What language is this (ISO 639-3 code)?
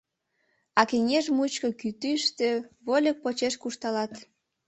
chm